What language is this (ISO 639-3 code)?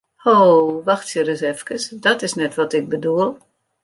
fry